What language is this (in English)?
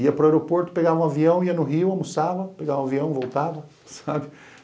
Portuguese